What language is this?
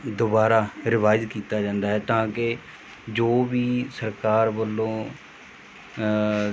Punjabi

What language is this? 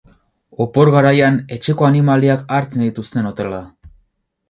Basque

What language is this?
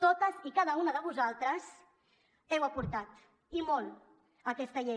Catalan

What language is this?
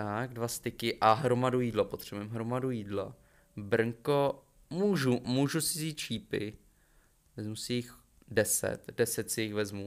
Czech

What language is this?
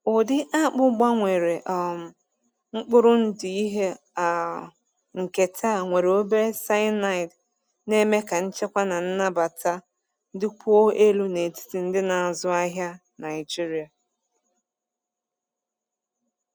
Igbo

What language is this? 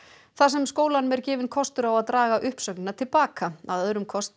Icelandic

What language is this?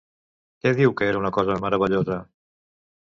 Catalan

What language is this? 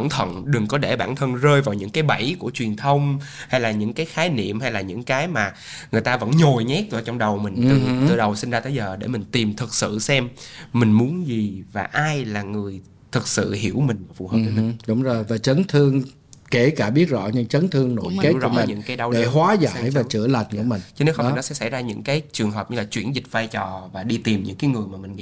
Vietnamese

